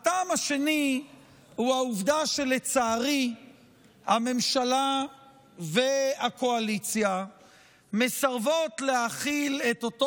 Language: Hebrew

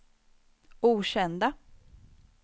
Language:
Swedish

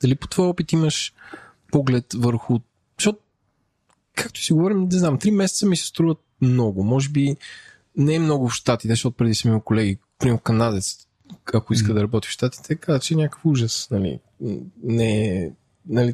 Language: Bulgarian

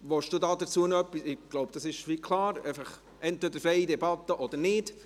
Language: Swiss German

